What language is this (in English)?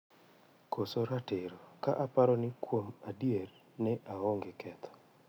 Luo (Kenya and Tanzania)